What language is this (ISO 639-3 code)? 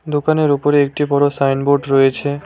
ben